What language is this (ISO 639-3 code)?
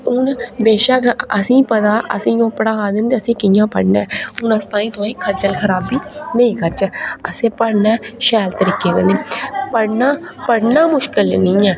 doi